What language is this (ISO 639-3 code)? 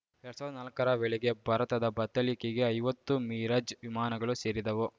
kan